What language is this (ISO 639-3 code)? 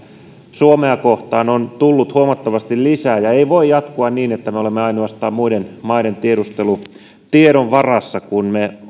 fin